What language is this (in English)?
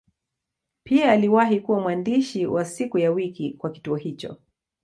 Swahili